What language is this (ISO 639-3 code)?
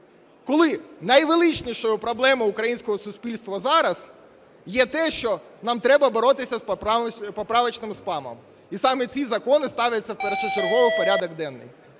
ukr